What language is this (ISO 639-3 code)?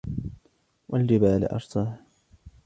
ara